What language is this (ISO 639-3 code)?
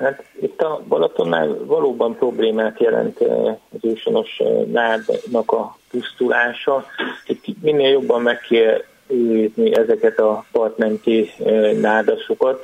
hun